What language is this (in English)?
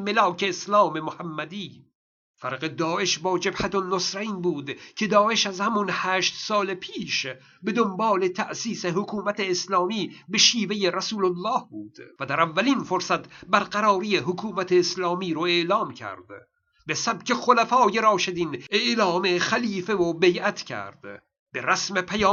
Persian